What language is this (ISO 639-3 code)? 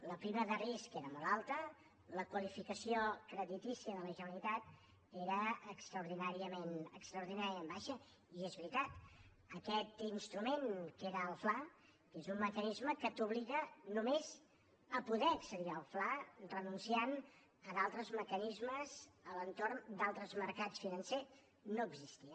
cat